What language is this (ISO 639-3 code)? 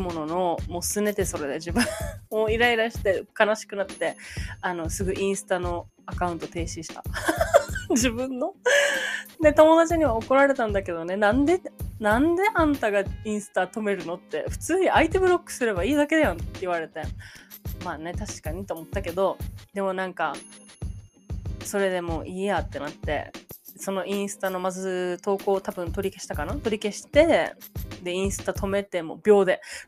jpn